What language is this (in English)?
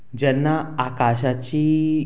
Konkani